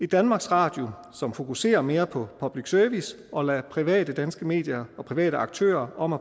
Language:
Danish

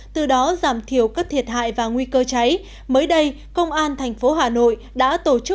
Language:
Vietnamese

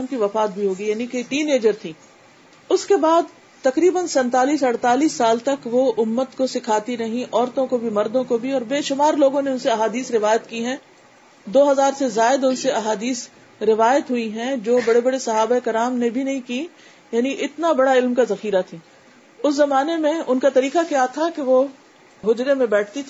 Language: Urdu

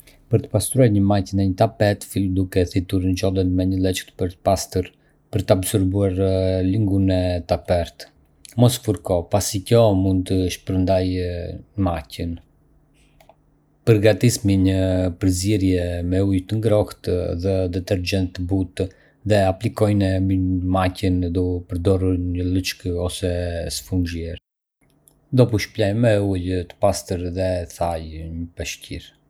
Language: Arbëreshë Albanian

